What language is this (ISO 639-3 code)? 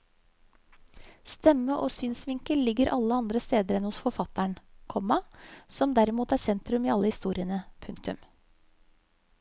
nor